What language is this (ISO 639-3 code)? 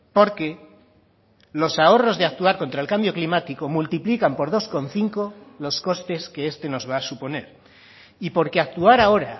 spa